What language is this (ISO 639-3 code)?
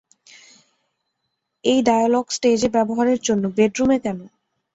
ben